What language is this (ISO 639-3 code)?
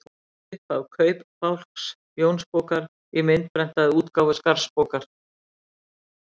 isl